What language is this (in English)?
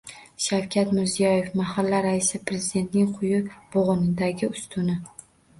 Uzbek